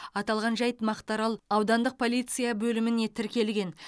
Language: Kazakh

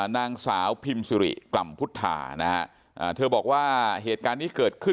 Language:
Thai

